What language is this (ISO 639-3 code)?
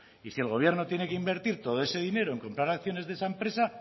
spa